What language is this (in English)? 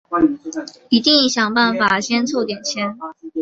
Chinese